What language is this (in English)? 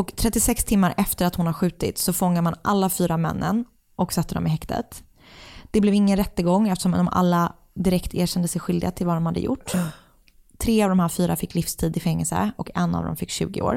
Swedish